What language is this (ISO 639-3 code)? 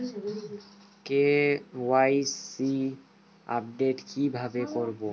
ben